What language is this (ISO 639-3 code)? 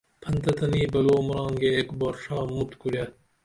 dml